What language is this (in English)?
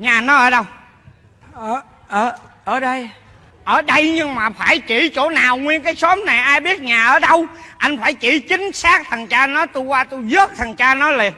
Vietnamese